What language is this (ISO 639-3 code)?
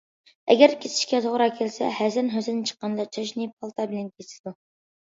uig